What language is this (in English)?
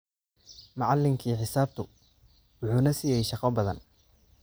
Somali